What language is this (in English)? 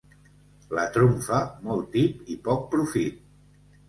Catalan